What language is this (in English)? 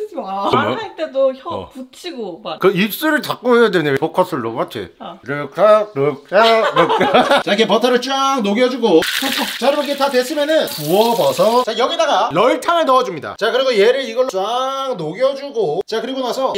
Korean